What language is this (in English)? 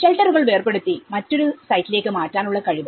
Malayalam